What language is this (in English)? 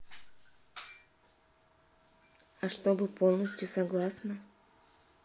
Russian